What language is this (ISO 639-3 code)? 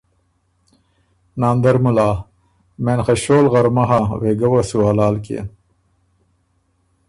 oru